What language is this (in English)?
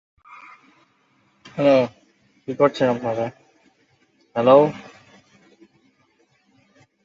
Bangla